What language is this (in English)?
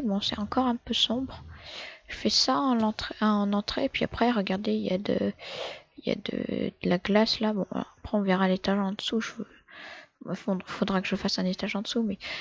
French